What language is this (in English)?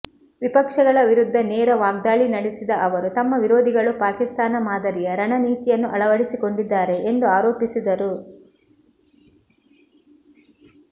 Kannada